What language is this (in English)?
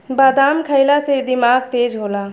Bhojpuri